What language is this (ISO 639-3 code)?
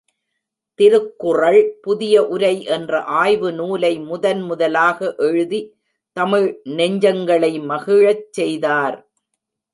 tam